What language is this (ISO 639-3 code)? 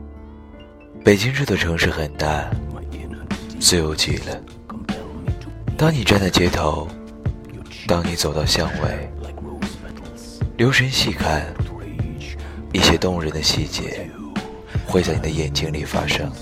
zho